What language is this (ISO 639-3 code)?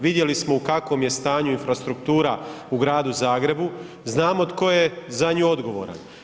hrv